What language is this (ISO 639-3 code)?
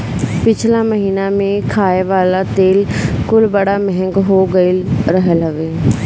bho